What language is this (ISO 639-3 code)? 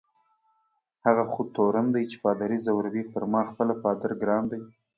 pus